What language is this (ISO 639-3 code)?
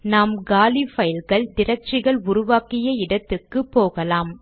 tam